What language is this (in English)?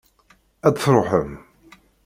Kabyle